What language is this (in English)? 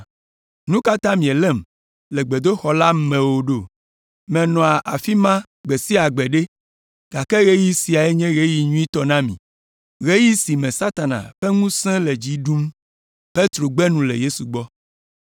Ewe